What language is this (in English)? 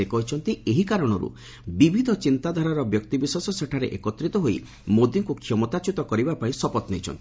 Odia